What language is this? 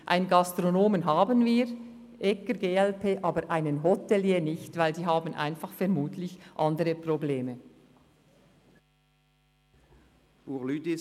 Swiss German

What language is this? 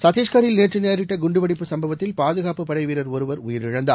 Tamil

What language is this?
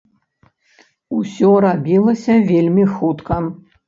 Belarusian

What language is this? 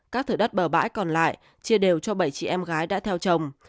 Vietnamese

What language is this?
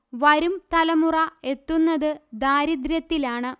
Malayalam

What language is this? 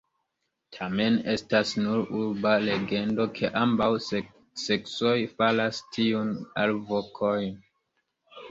Esperanto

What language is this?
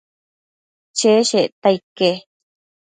Matsés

